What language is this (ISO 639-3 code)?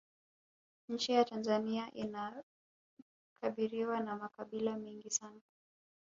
swa